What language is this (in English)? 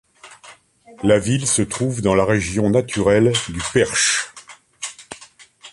French